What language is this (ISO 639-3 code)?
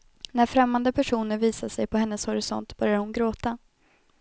swe